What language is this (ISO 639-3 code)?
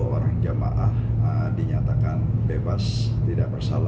ind